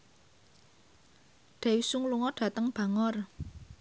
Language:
Javanese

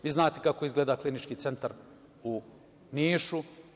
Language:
Serbian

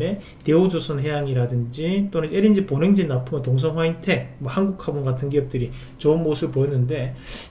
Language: Korean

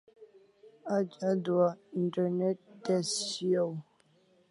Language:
Kalasha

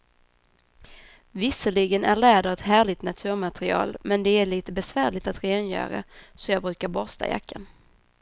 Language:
Swedish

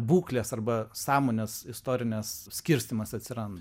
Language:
Lithuanian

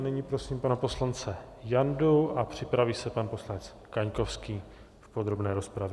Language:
Czech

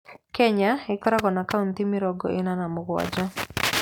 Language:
Kikuyu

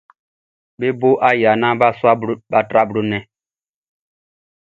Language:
Baoulé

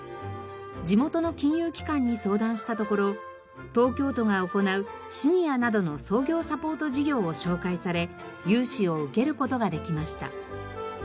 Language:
Japanese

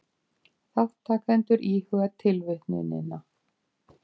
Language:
Icelandic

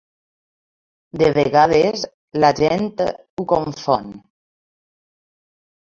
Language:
Catalan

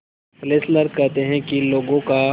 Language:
Hindi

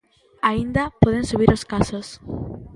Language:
Galician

